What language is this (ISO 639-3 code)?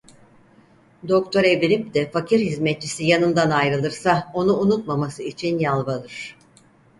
tur